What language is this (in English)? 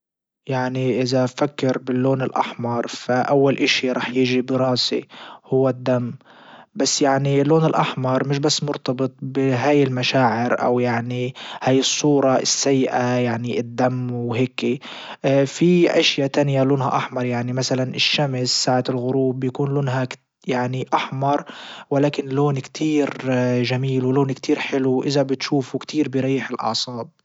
Libyan Arabic